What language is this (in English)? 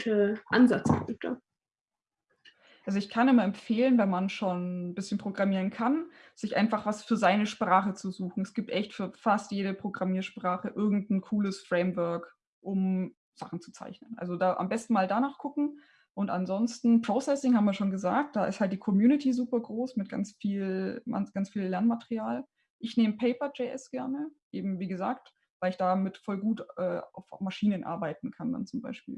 German